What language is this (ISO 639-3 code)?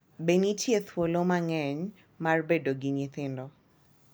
luo